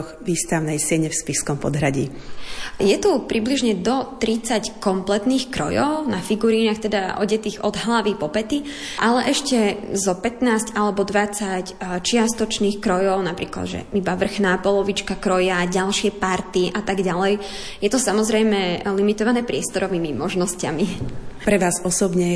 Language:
Slovak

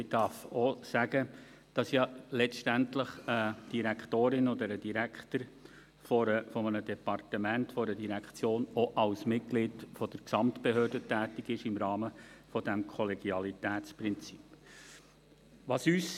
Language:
Swiss German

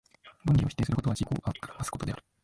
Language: Japanese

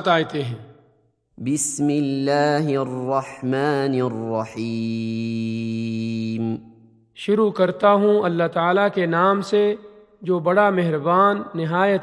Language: Urdu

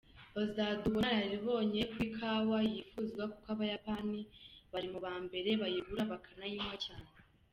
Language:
Kinyarwanda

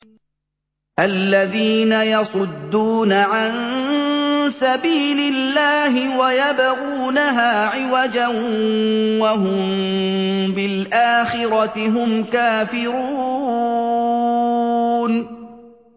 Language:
Arabic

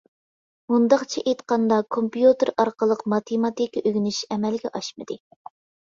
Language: Uyghur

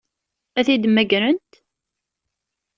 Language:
Kabyle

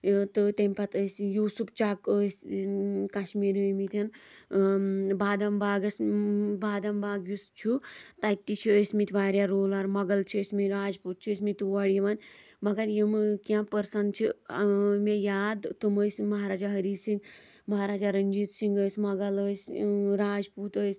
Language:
Kashmiri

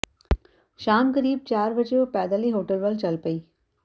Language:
Punjabi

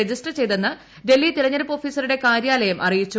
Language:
Malayalam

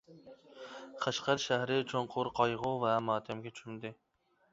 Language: Uyghur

